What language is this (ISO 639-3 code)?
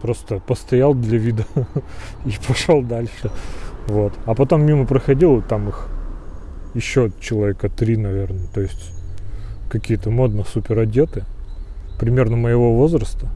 rus